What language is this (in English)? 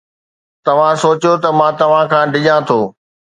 Sindhi